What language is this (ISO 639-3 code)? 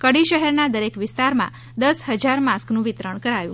guj